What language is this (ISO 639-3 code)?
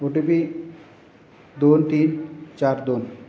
mar